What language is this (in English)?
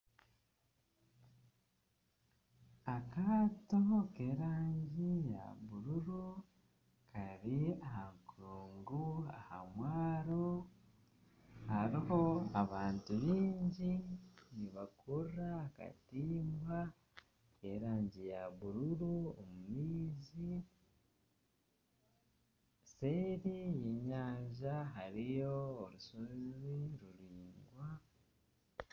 Nyankole